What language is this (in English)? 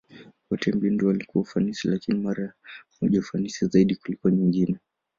Swahili